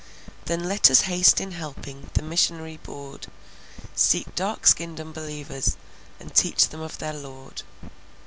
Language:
English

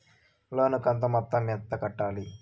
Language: Telugu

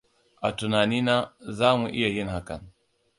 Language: Hausa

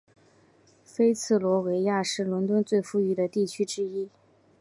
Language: Chinese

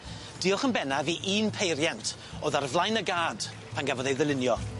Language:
Welsh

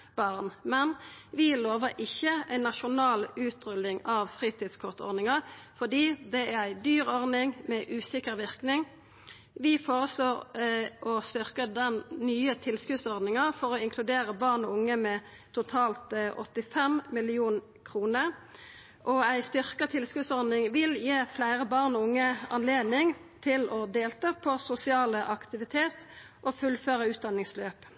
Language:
Norwegian Nynorsk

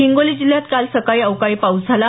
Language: Marathi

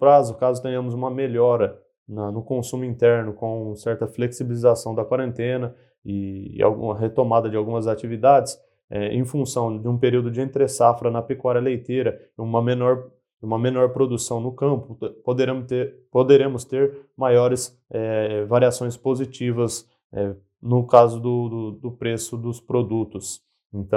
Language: Portuguese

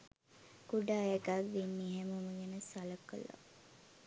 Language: Sinhala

